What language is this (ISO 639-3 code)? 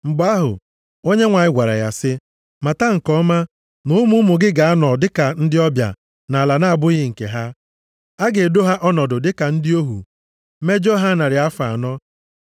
ibo